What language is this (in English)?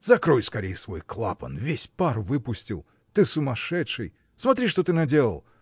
Russian